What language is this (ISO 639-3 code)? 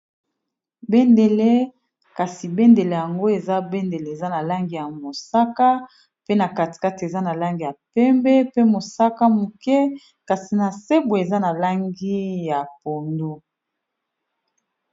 lin